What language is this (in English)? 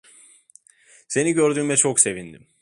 Turkish